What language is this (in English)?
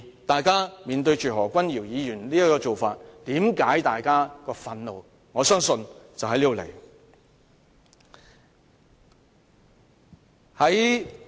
Cantonese